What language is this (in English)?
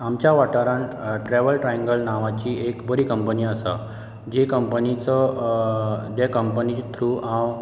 Konkani